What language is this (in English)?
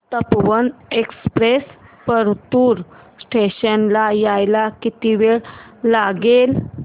Marathi